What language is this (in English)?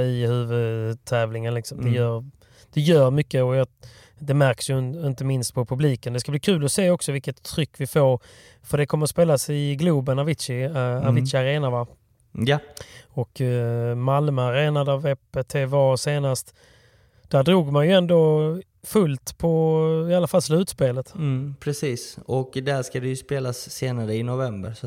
Swedish